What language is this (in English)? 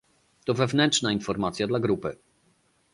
Polish